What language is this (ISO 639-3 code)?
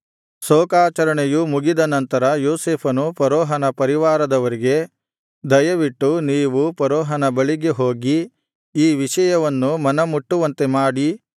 kan